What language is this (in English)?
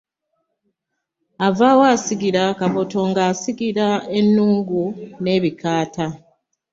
Ganda